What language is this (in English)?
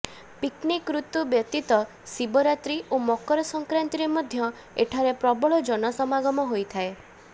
Odia